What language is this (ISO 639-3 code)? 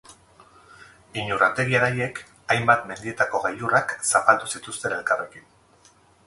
eus